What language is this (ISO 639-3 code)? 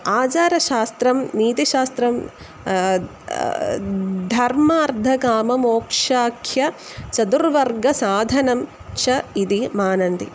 san